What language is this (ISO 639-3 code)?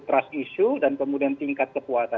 ind